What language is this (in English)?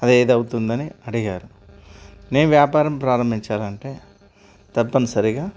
Telugu